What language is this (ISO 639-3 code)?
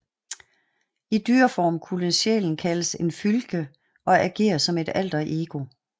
dan